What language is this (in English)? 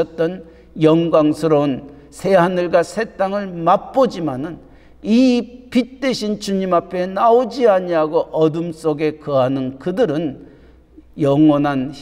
Korean